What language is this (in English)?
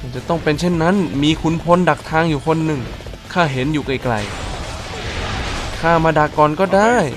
Thai